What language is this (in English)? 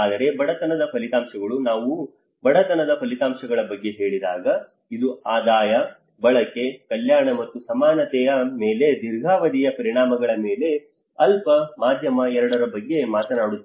Kannada